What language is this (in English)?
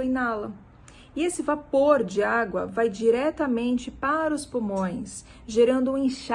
Portuguese